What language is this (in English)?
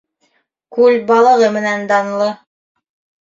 Bashkir